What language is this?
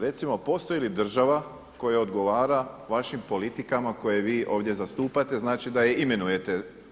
Croatian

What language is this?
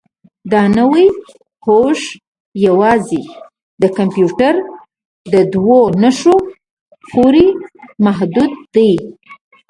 Pashto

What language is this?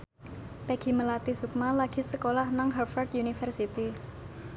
Javanese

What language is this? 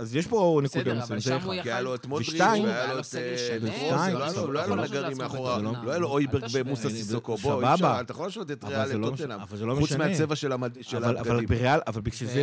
Hebrew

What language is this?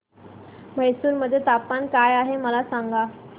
Marathi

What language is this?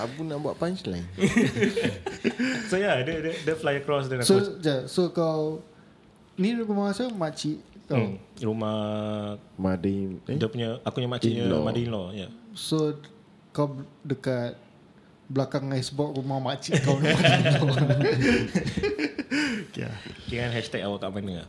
Malay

